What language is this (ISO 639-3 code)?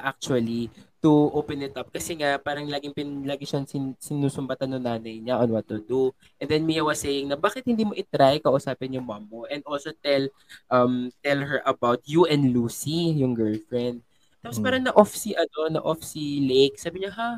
fil